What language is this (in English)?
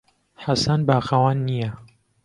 Central Kurdish